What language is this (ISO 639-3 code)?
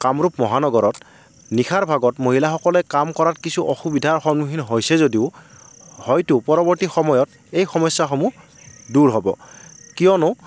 asm